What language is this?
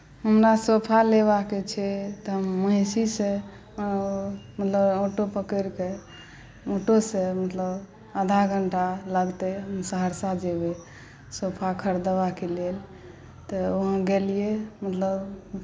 Maithili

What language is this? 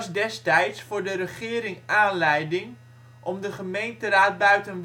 Dutch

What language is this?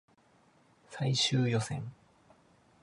Japanese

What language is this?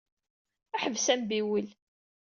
Kabyle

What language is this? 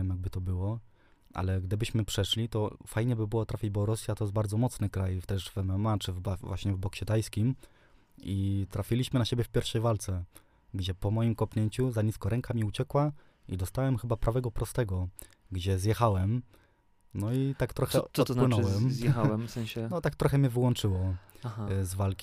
Polish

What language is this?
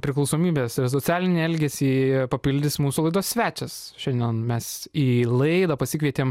Lithuanian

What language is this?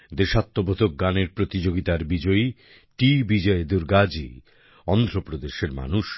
Bangla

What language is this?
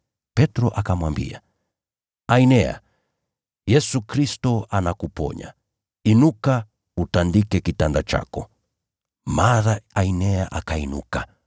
Swahili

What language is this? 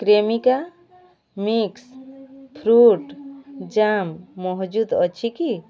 Odia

